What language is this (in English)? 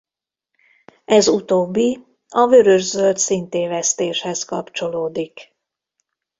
Hungarian